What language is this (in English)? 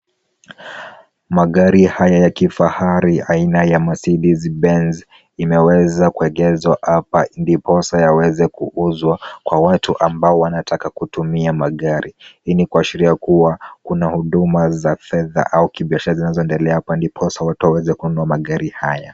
Swahili